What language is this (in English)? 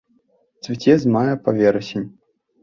Belarusian